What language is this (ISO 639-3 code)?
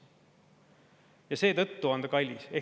est